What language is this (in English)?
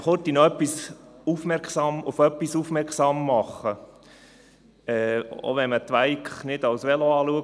Swiss German